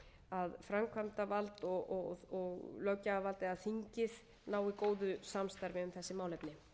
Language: Icelandic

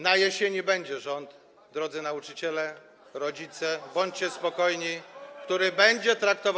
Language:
Polish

